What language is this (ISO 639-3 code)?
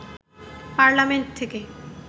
ben